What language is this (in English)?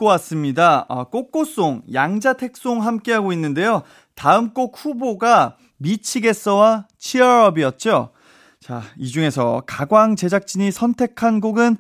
Korean